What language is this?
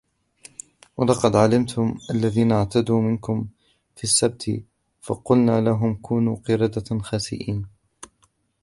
Arabic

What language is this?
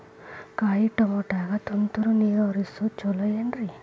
Kannada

